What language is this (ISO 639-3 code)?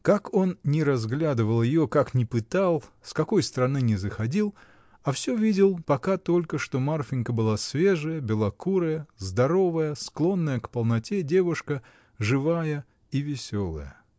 rus